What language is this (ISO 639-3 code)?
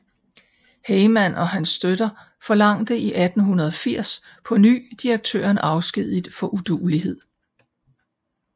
dan